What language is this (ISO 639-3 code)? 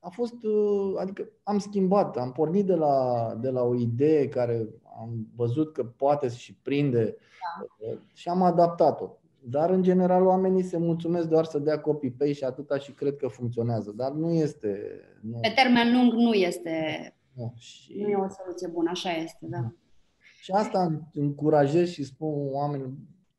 ron